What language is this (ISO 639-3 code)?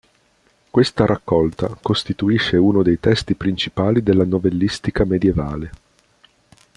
ita